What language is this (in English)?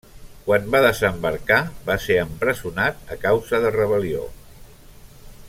Catalan